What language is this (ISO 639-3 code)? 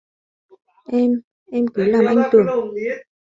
vie